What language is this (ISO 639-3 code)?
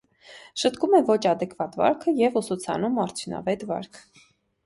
hye